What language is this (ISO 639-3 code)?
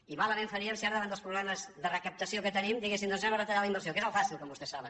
cat